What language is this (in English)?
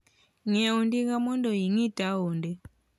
Luo (Kenya and Tanzania)